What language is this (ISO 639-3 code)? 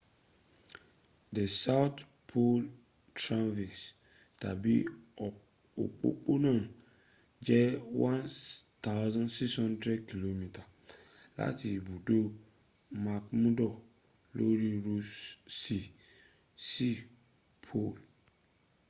yor